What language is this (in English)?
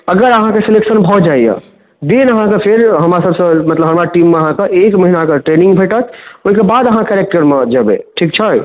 Maithili